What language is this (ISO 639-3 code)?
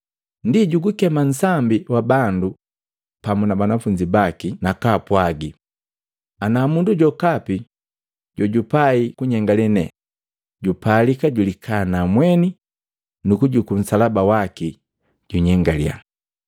mgv